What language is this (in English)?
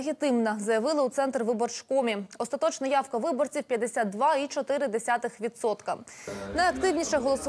Ukrainian